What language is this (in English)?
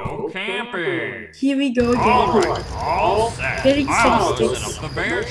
English